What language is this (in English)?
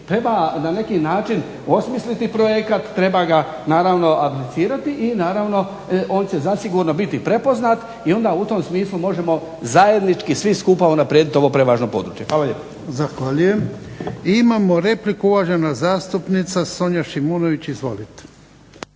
Croatian